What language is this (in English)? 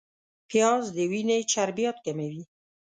Pashto